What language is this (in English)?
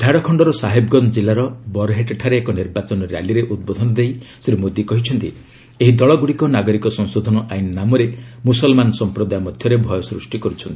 Odia